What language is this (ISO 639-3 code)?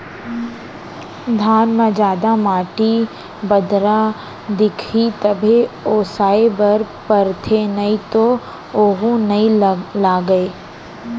hne